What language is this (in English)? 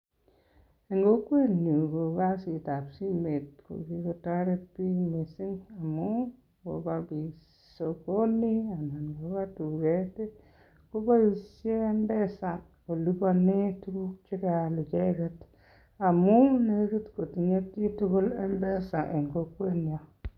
Kalenjin